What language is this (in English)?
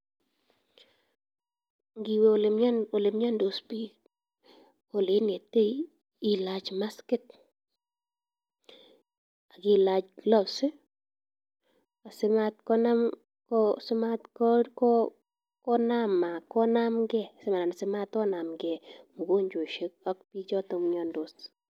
Kalenjin